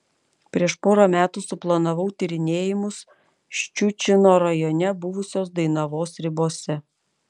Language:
Lithuanian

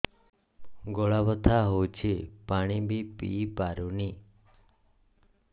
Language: Odia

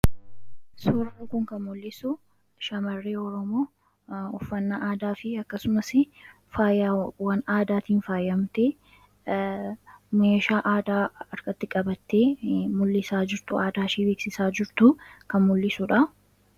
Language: Oromo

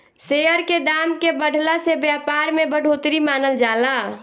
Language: Bhojpuri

